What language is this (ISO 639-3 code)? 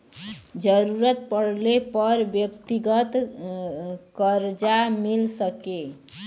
bho